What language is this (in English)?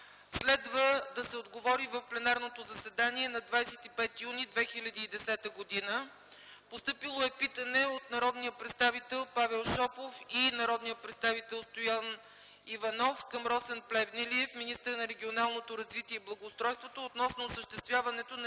Bulgarian